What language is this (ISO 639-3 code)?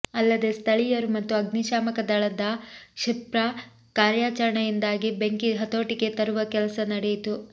kan